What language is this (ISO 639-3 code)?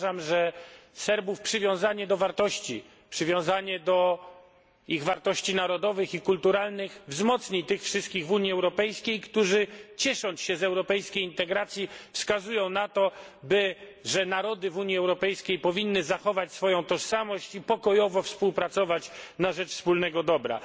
pol